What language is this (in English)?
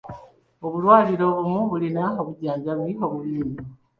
Ganda